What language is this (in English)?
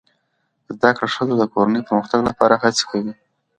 Pashto